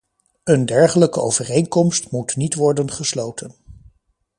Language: Dutch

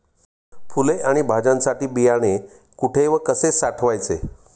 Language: Marathi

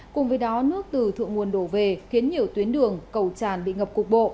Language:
Vietnamese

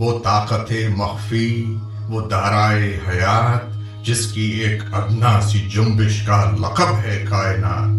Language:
Urdu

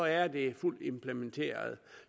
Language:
Danish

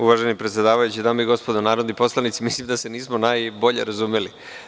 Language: Serbian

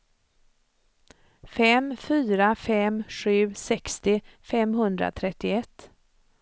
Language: Swedish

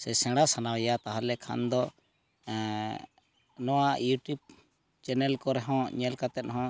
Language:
Santali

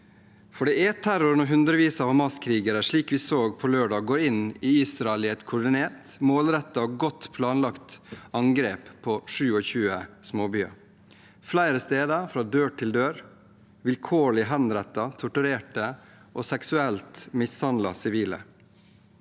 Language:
Norwegian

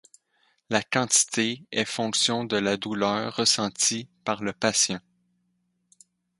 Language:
French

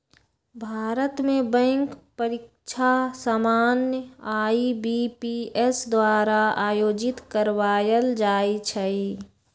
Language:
Magahi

